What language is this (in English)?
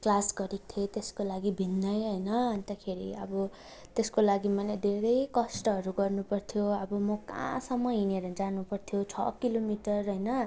Nepali